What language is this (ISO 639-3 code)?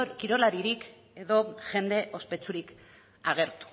eus